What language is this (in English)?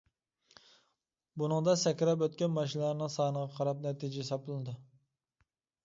Uyghur